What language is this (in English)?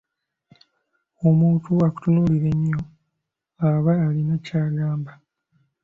Ganda